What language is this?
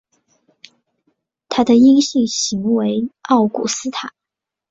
Chinese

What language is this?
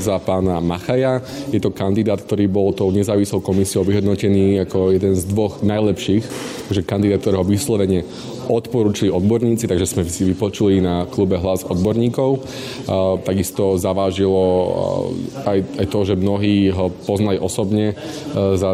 Slovak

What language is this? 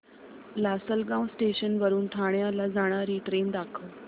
Marathi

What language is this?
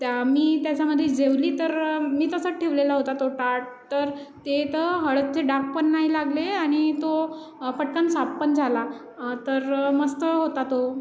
Marathi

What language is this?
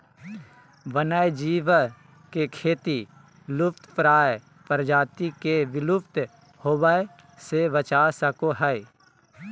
Magahi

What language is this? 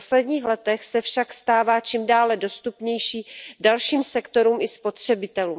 Czech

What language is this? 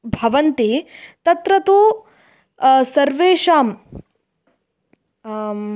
Sanskrit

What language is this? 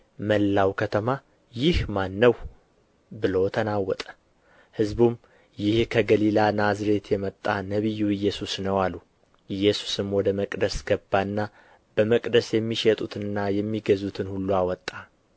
Amharic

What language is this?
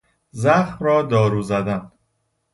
Persian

